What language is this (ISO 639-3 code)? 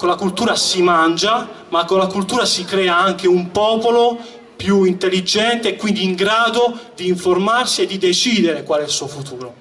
ita